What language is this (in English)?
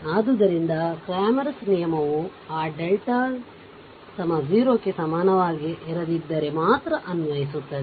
Kannada